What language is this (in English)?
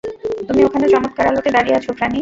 Bangla